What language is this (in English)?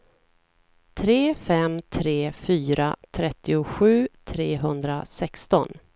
Swedish